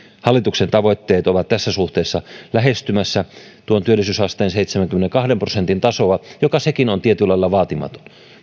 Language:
Finnish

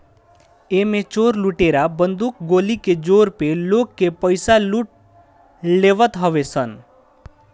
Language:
Bhojpuri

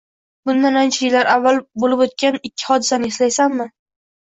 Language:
Uzbek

